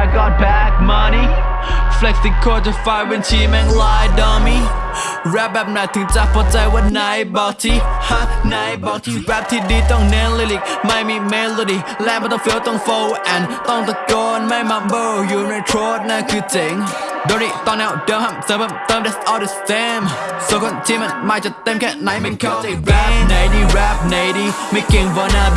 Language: Thai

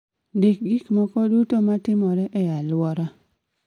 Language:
Luo (Kenya and Tanzania)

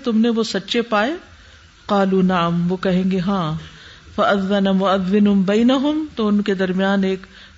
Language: Urdu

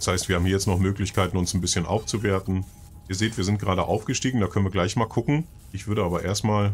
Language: German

